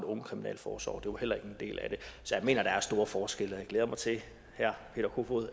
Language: Danish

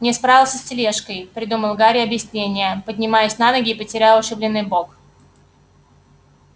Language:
Russian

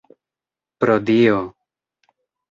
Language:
Esperanto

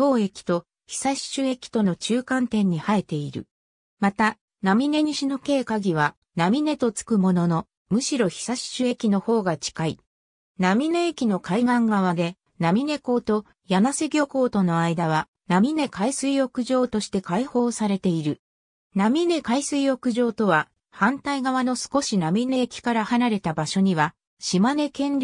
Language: Japanese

